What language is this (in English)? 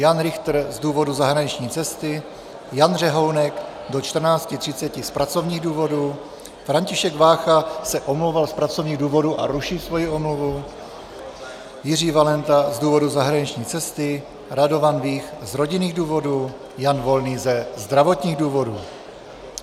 Czech